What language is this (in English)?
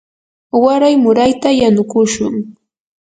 Yanahuanca Pasco Quechua